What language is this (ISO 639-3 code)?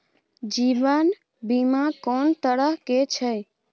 mai